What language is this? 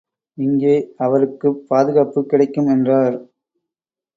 Tamil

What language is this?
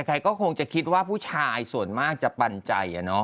Thai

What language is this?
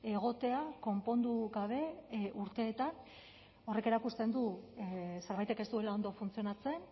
Basque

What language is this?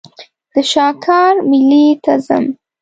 Pashto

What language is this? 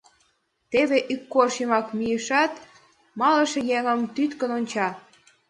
Mari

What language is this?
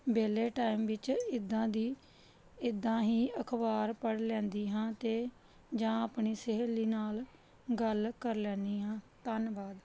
Punjabi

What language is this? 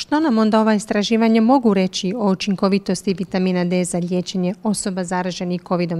Croatian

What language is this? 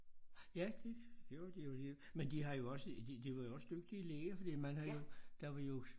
Danish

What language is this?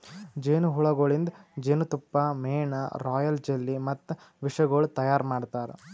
Kannada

